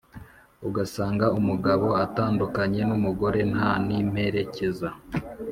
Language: Kinyarwanda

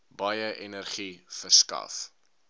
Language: Afrikaans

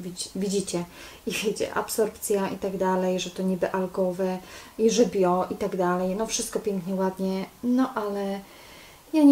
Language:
Polish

